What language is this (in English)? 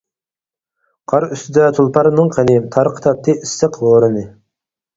Uyghur